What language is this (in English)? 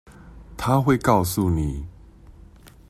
Chinese